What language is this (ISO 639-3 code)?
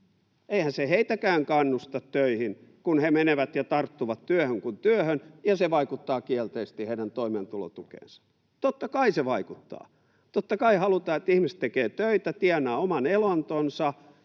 fin